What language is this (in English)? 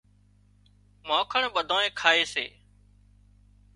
Wadiyara Koli